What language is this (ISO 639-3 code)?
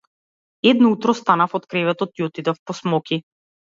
mkd